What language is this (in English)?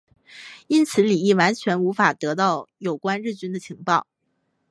Chinese